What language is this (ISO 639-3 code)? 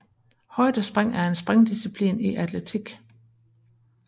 dan